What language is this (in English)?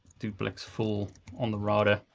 English